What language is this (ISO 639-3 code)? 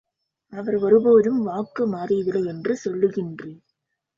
tam